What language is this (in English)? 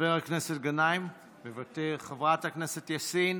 Hebrew